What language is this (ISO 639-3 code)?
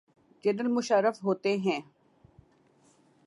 urd